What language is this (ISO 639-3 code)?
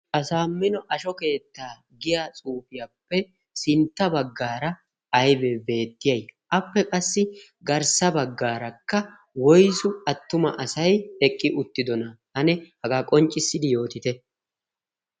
wal